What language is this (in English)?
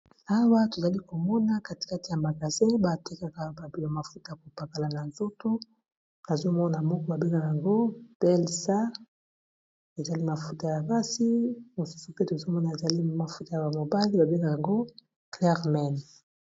Lingala